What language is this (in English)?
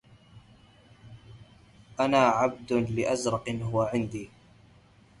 Arabic